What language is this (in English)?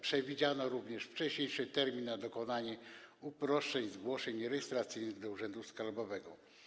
Polish